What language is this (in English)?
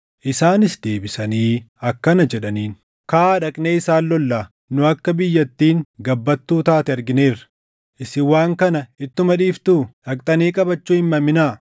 Oromo